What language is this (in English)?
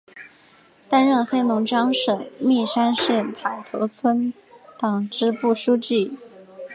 Chinese